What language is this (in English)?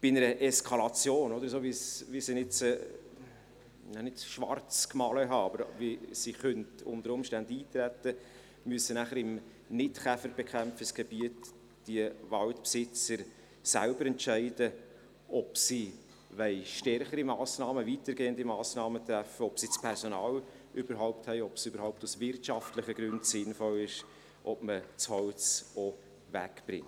Swiss German